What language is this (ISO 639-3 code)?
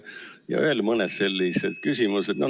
est